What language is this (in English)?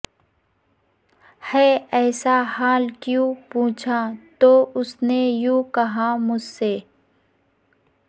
Urdu